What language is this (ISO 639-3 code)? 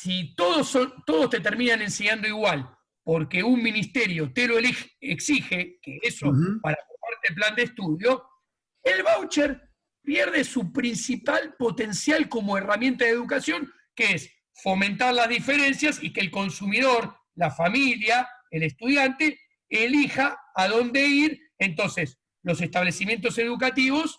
spa